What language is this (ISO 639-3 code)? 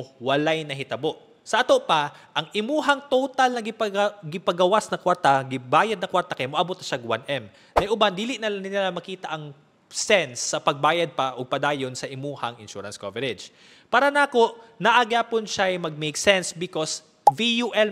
fil